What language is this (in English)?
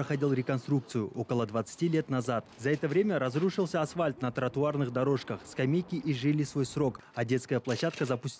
Russian